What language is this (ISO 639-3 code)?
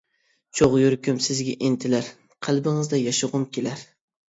uig